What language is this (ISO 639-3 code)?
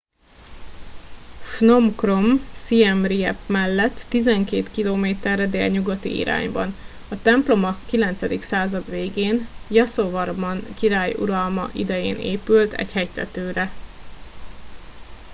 hun